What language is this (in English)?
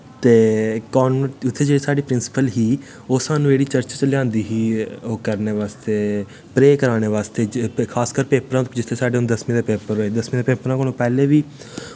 Dogri